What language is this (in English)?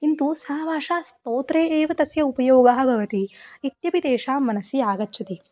Sanskrit